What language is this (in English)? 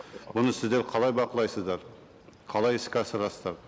Kazakh